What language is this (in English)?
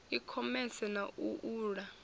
Venda